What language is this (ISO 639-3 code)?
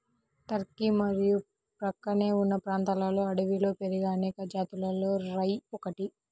tel